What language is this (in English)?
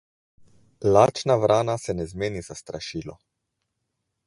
Slovenian